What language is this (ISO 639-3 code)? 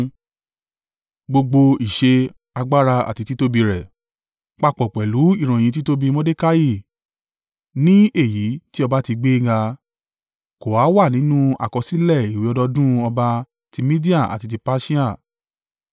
yor